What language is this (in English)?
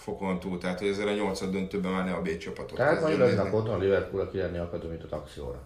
Hungarian